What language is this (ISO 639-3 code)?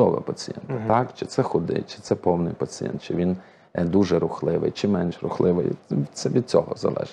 ukr